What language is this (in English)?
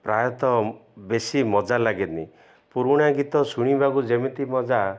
Odia